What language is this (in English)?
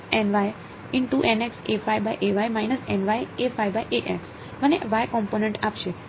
Gujarati